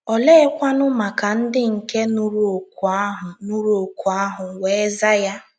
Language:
Igbo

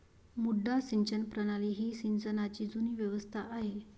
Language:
Marathi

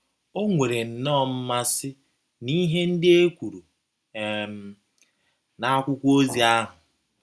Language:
Igbo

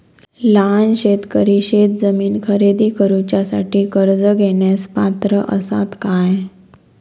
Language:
Marathi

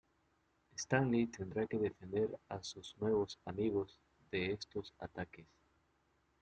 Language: Spanish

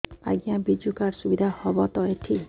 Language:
Odia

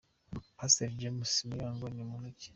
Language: Kinyarwanda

